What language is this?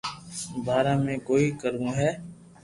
Loarki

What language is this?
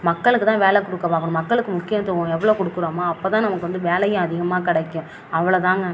Tamil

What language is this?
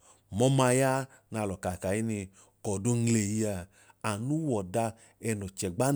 Idoma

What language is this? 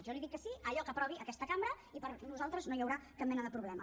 Catalan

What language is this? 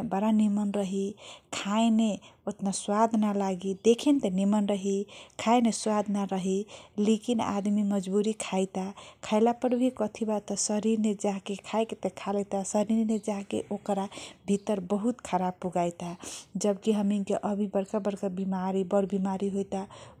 Kochila Tharu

